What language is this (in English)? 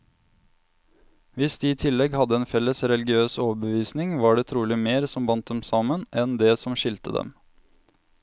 Norwegian